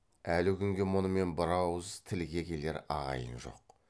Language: Kazakh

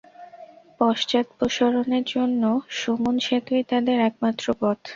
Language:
Bangla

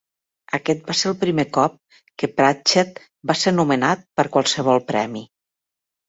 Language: Catalan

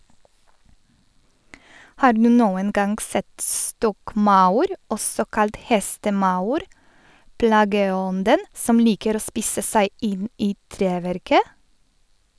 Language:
Norwegian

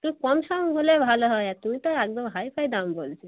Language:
Bangla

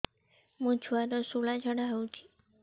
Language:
Odia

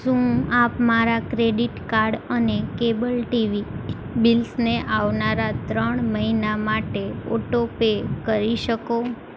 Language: Gujarati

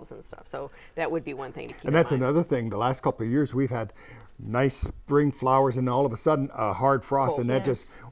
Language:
English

